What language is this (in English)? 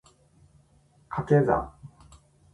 Japanese